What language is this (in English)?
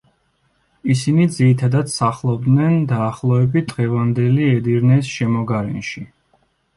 Georgian